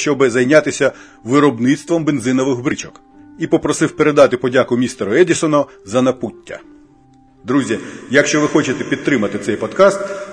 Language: Ukrainian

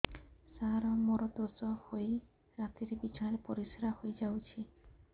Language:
Odia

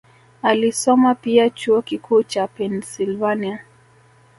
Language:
Swahili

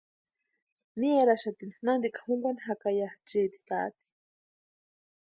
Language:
Western Highland Purepecha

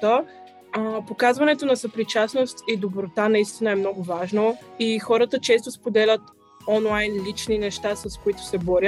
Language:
Bulgarian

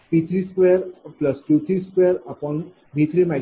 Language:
Marathi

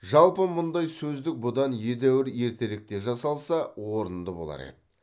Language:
Kazakh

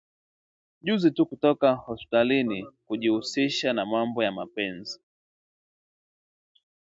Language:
Swahili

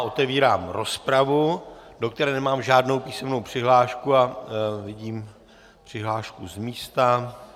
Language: Czech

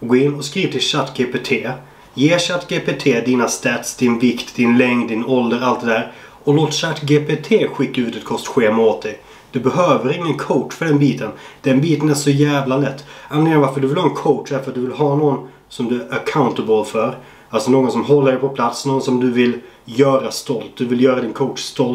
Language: Swedish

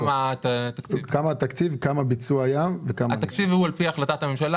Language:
Hebrew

